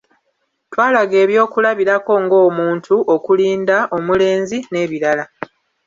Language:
Ganda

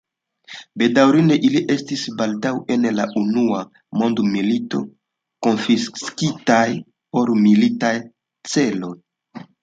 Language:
Esperanto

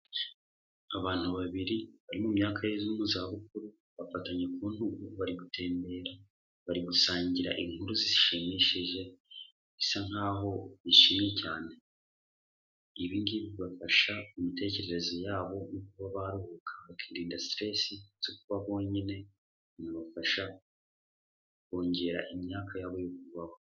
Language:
Kinyarwanda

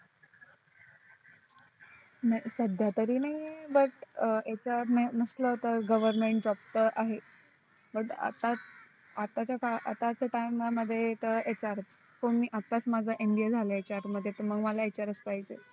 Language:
Marathi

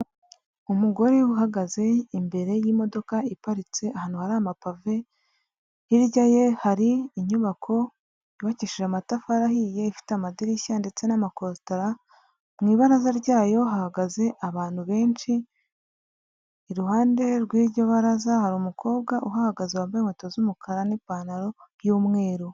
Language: Kinyarwanda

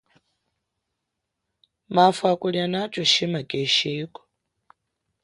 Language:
Chokwe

